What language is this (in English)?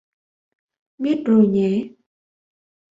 Vietnamese